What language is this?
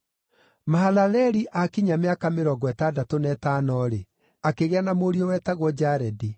Kikuyu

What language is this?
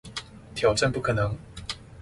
Chinese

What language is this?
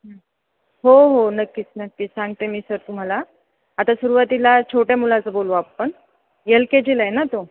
Marathi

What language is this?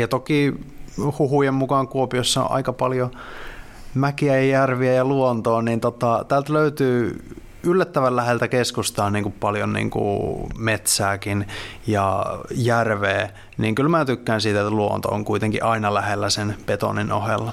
Finnish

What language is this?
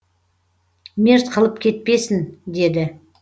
Kazakh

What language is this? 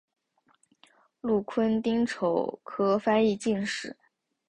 Chinese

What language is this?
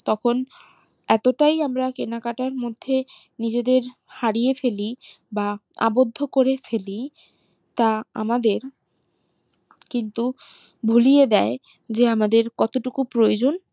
Bangla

